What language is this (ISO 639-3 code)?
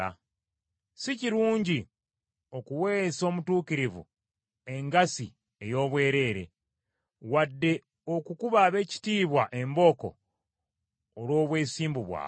lug